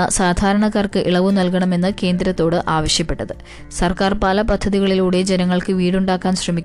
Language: Malayalam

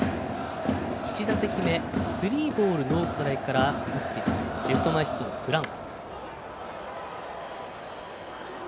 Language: Japanese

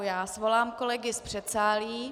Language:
Czech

